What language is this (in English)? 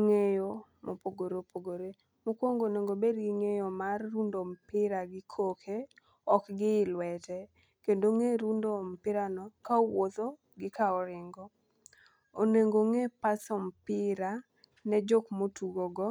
Luo (Kenya and Tanzania)